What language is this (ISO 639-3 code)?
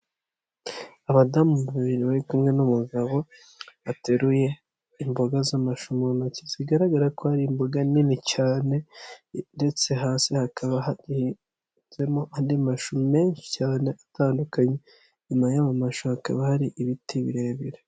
kin